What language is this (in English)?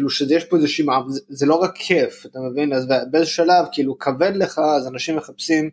Hebrew